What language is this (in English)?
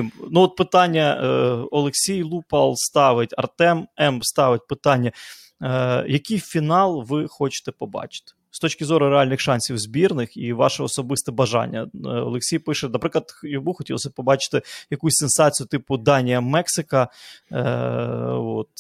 Ukrainian